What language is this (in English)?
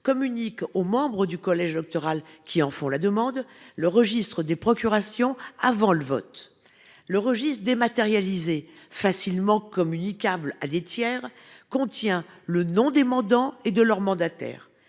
French